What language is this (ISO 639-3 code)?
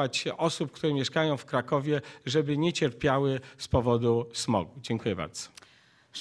pol